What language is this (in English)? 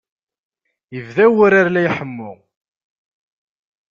Kabyle